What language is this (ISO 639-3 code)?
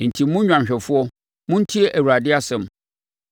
aka